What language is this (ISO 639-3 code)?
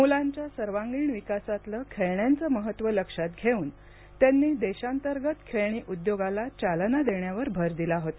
mar